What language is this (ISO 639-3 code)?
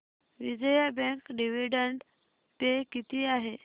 mar